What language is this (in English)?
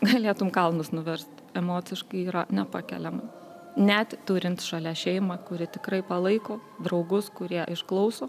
Lithuanian